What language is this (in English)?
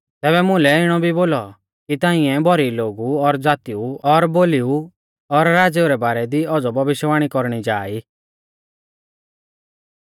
Mahasu Pahari